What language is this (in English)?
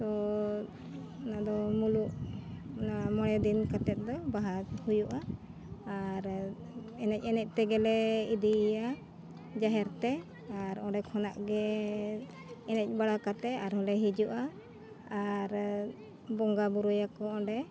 Santali